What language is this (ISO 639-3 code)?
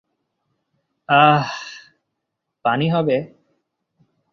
ben